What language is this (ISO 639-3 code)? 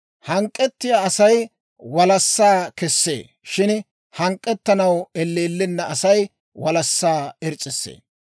dwr